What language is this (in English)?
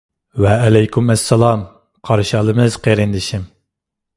Uyghur